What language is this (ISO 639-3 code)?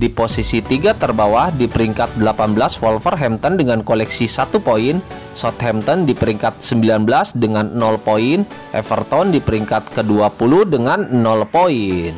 ind